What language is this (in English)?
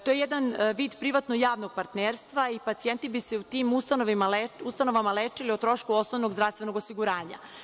Serbian